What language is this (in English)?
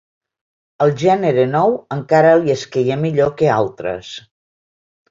Catalan